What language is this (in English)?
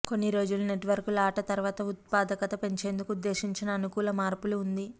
Telugu